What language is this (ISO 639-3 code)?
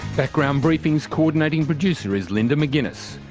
eng